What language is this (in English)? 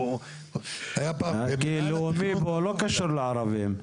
Hebrew